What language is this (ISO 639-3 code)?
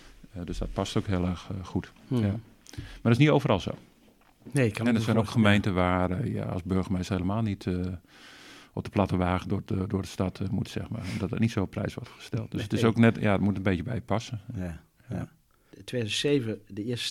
nld